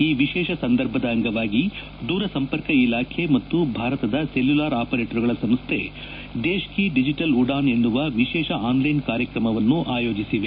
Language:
Kannada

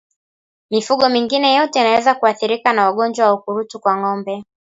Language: Swahili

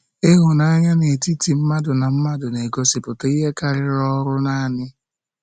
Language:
Igbo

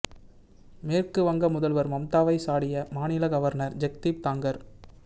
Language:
Tamil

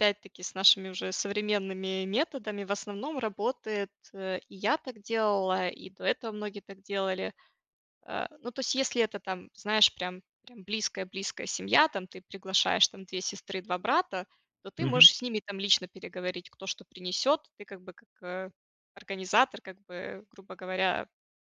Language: Russian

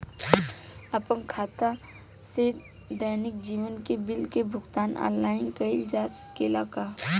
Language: Bhojpuri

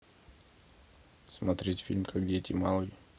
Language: Russian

